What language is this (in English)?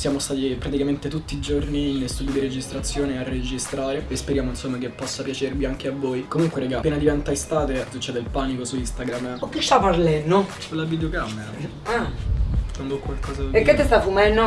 Italian